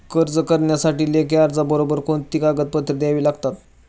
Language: Marathi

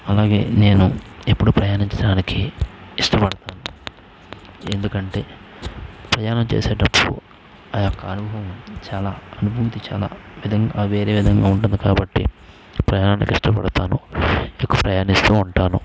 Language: Telugu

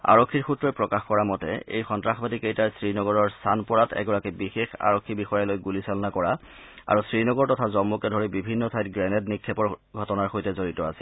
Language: Assamese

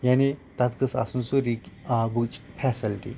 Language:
Kashmiri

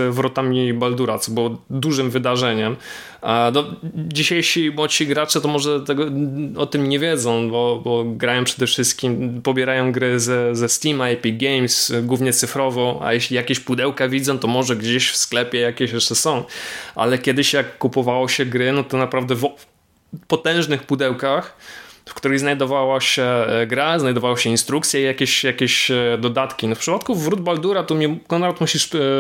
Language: Polish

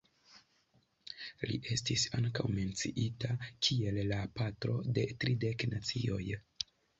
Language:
Esperanto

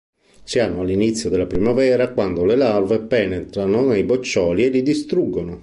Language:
Italian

